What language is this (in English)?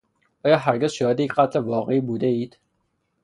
Persian